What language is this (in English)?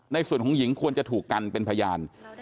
Thai